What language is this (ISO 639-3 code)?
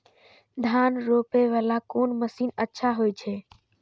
mai